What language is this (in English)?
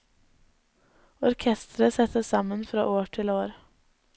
Norwegian